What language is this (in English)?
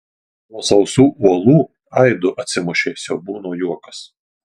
Lithuanian